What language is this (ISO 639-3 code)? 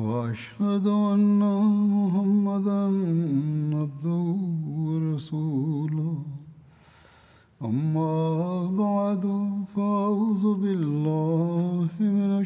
bul